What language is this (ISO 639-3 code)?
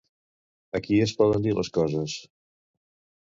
cat